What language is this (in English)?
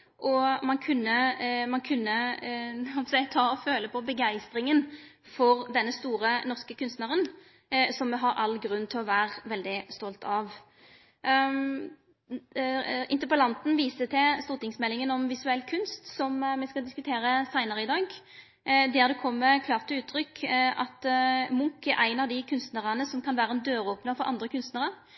Norwegian Nynorsk